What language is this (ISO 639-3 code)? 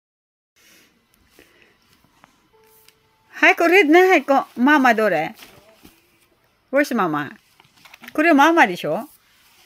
jpn